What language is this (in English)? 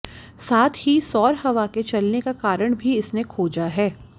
Hindi